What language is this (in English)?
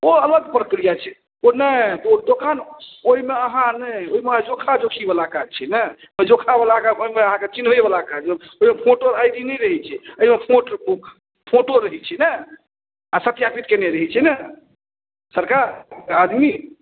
Maithili